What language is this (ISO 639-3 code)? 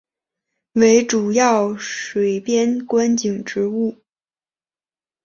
zho